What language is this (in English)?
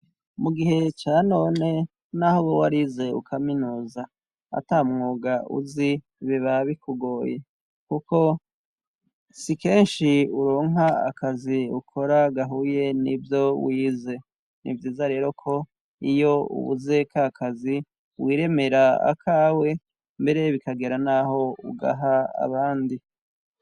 Rundi